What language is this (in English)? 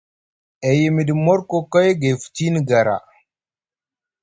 Musgu